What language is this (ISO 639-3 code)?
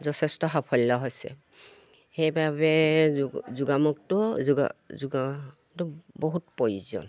asm